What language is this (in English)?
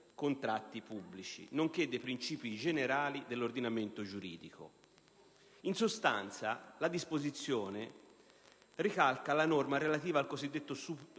Italian